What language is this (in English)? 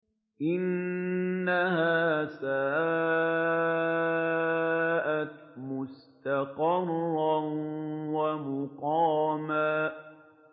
Arabic